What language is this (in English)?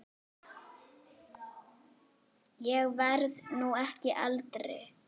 Icelandic